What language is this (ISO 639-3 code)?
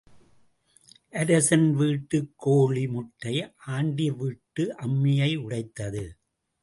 tam